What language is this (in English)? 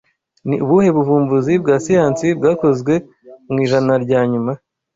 Kinyarwanda